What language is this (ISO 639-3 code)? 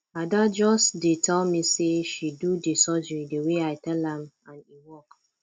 pcm